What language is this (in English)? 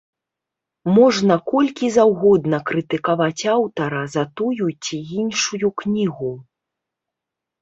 Belarusian